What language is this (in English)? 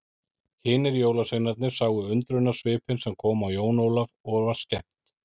Icelandic